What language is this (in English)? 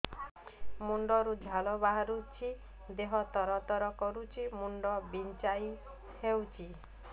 Odia